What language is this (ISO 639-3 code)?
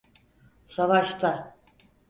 tur